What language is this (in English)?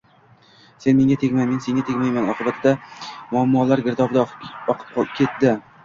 Uzbek